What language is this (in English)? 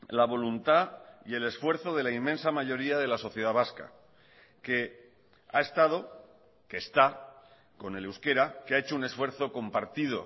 Spanish